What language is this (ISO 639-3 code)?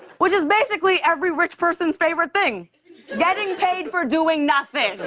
eng